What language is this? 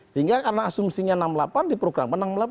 Indonesian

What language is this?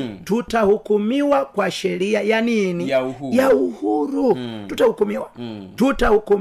Swahili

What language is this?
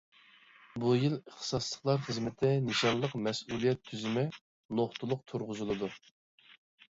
Uyghur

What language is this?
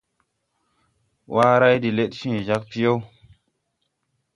Tupuri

